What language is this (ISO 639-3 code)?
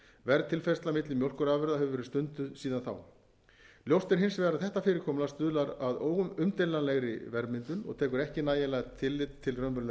isl